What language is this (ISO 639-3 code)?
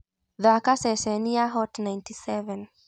kik